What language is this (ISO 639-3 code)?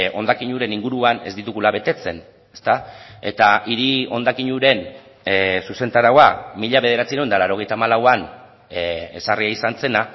eus